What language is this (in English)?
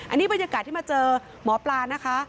Thai